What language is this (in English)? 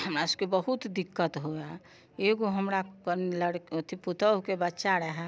Maithili